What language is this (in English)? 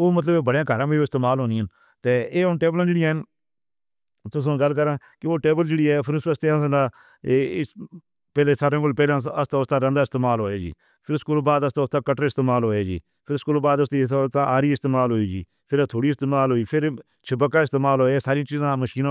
Northern Hindko